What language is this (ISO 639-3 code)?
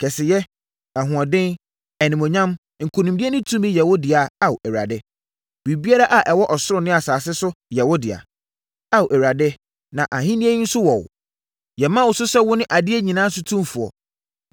aka